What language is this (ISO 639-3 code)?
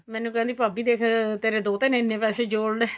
pan